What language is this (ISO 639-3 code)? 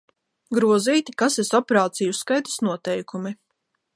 lav